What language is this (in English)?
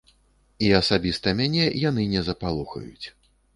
Belarusian